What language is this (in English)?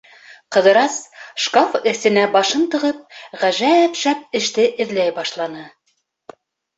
Bashkir